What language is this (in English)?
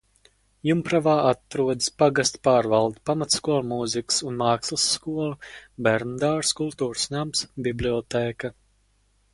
Latvian